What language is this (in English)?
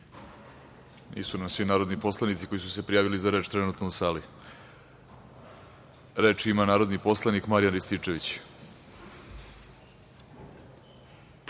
Serbian